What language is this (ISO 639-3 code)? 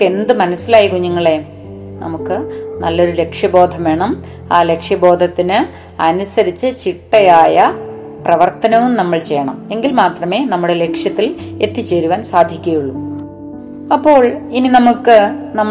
mal